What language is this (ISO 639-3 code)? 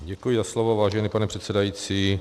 ces